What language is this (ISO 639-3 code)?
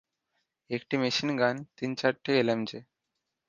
ben